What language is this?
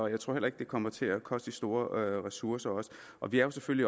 Danish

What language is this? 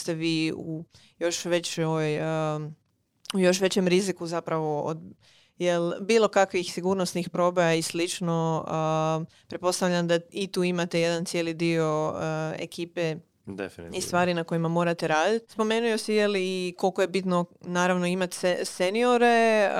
Croatian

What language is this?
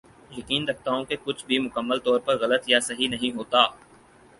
Urdu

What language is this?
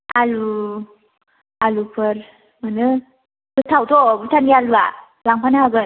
Bodo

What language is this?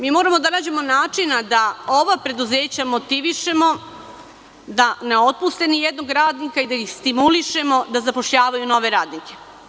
Serbian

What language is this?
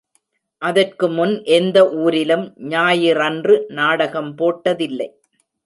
Tamil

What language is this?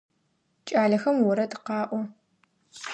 Adyghe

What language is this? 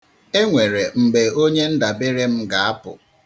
Igbo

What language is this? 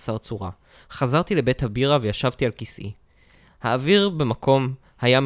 Hebrew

